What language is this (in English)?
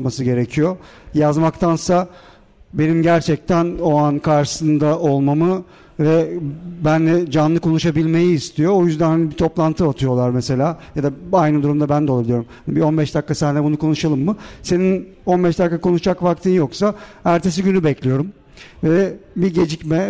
Turkish